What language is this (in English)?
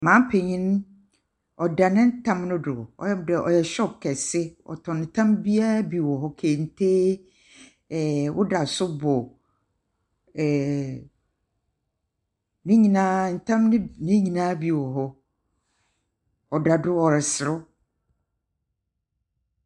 Akan